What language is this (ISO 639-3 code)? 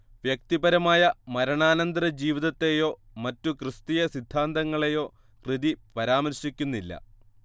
mal